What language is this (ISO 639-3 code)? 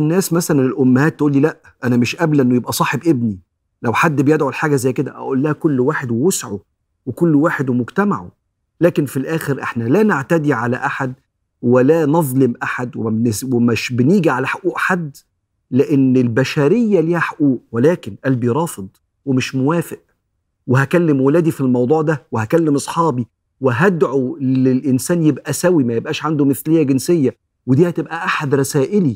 ara